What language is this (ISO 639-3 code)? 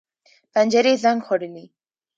pus